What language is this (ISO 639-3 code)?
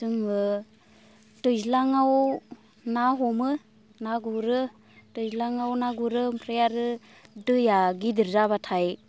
brx